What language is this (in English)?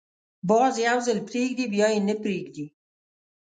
Pashto